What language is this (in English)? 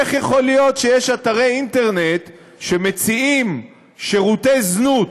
Hebrew